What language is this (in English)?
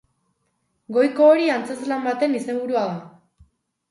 Basque